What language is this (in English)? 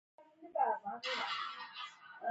Pashto